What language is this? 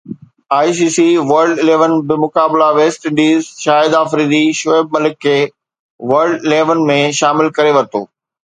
Sindhi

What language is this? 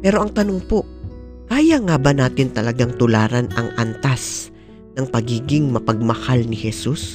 Filipino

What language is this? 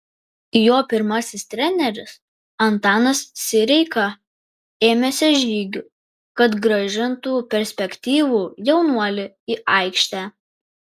Lithuanian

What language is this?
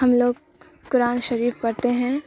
Urdu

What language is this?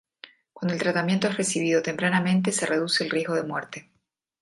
Spanish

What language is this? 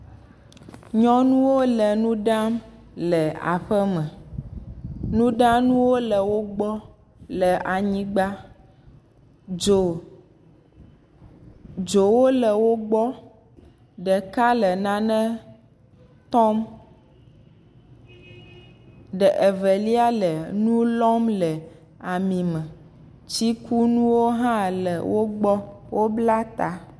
Ewe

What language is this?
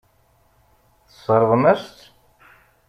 Kabyle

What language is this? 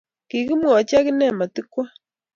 Kalenjin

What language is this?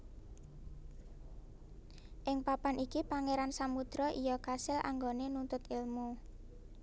Javanese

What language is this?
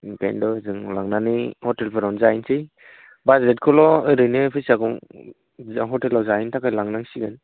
Bodo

